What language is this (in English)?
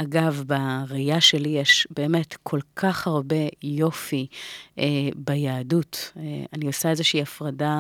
Hebrew